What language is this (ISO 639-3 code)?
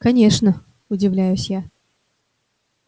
rus